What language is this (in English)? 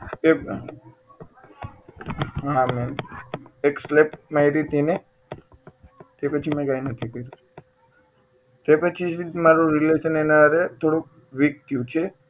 Gujarati